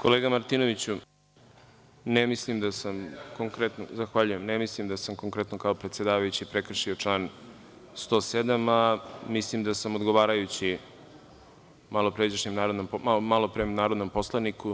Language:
Serbian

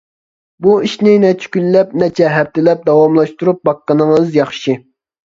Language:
Uyghur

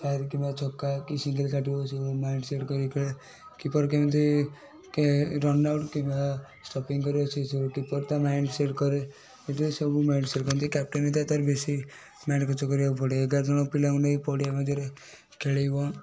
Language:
Odia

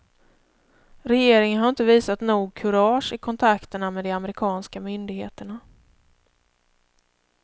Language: Swedish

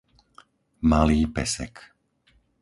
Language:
Slovak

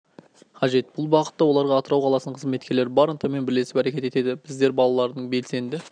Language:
Kazakh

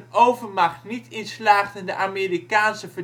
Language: Dutch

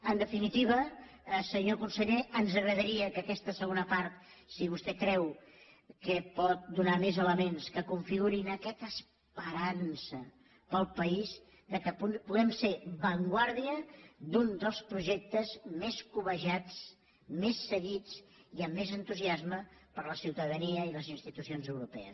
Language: Catalan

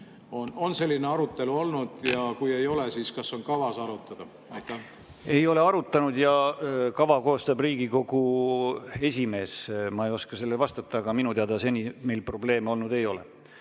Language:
Estonian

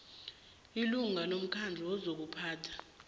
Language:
South Ndebele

